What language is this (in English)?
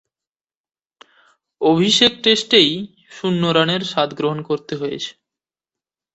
Bangla